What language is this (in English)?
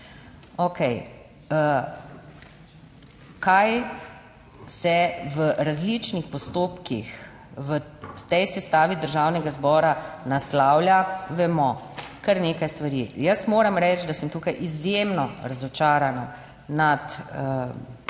Slovenian